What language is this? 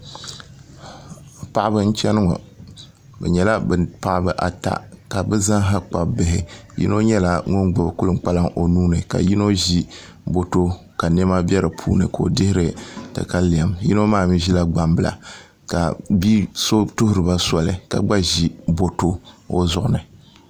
Dagbani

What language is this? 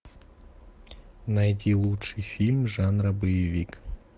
Russian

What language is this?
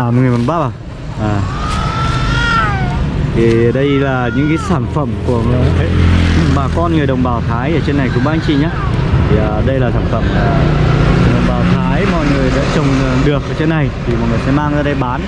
Vietnamese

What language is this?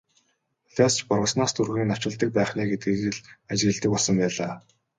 Mongolian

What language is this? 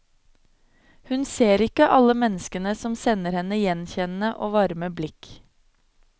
Norwegian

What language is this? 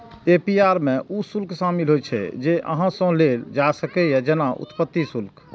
Maithili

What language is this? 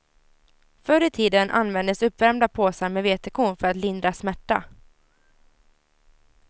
Swedish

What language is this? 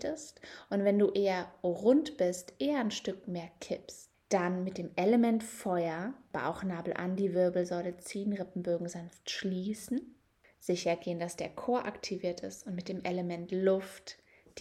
German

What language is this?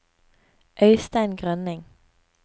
Norwegian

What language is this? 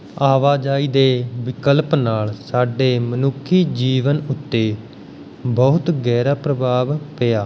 Punjabi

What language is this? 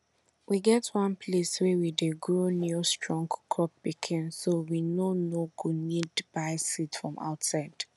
Nigerian Pidgin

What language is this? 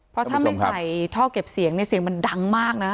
Thai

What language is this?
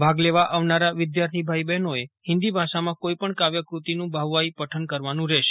Gujarati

